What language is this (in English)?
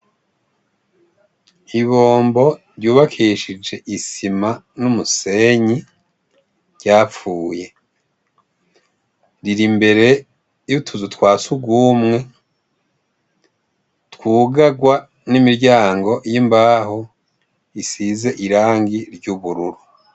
Rundi